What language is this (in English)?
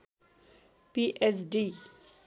Nepali